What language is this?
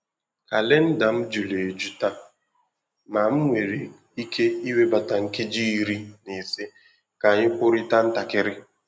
Igbo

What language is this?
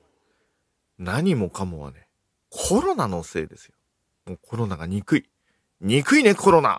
Japanese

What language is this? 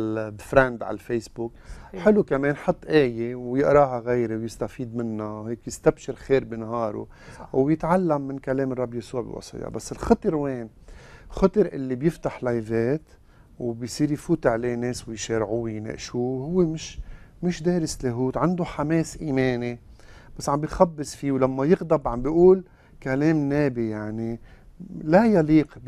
Arabic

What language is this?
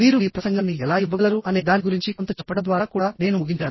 Telugu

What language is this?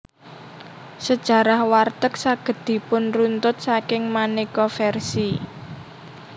Javanese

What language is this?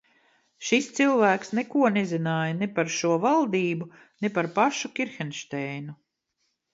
Latvian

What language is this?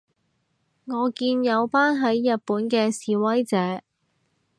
Cantonese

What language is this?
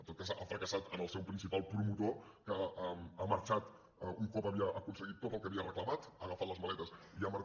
Catalan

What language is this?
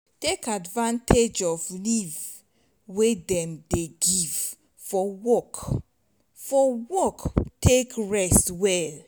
Nigerian Pidgin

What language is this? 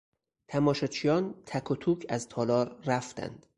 Persian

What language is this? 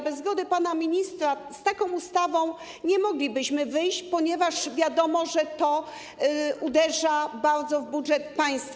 Polish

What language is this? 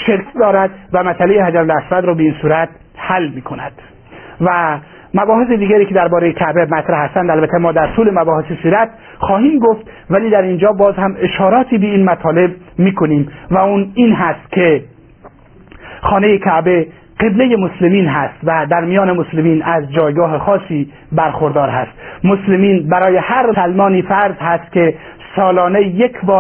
Persian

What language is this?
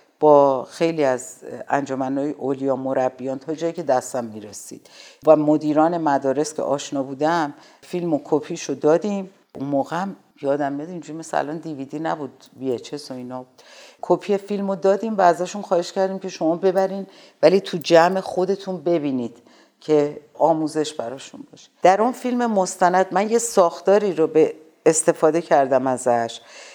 Persian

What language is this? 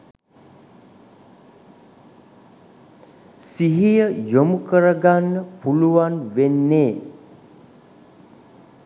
Sinhala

